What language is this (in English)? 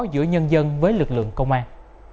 Vietnamese